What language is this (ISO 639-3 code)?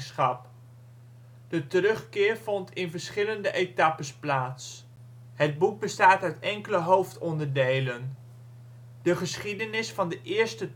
nld